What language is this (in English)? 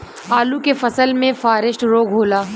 Bhojpuri